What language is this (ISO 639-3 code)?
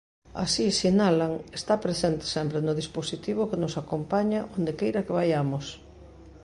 glg